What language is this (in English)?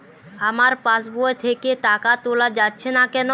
Bangla